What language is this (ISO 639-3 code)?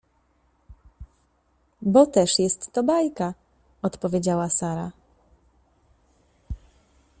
pol